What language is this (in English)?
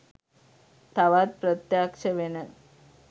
Sinhala